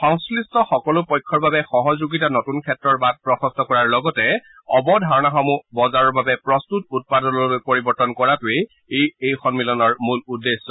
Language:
Assamese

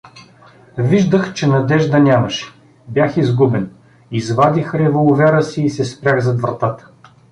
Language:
Bulgarian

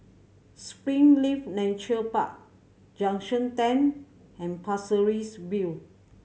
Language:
English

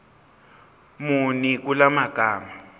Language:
Zulu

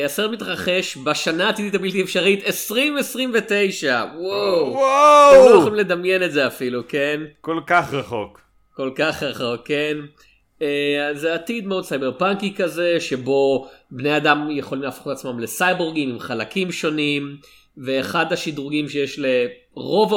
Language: Hebrew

